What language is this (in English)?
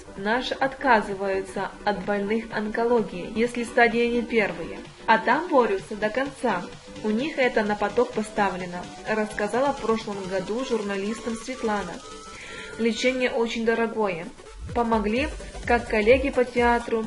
Russian